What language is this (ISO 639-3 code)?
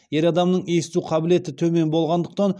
kaz